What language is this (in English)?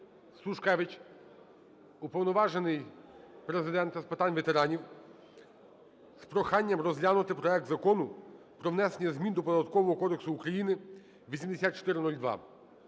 Ukrainian